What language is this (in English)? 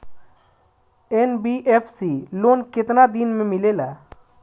Bhojpuri